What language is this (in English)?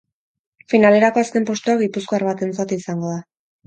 Basque